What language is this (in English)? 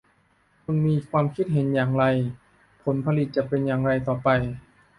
Thai